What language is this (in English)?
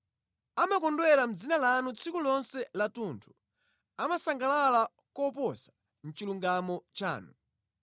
Nyanja